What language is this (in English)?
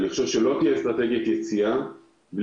Hebrew